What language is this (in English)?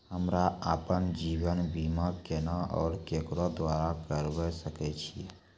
Maithili